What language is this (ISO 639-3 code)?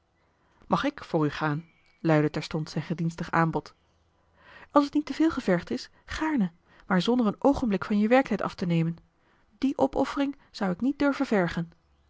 nld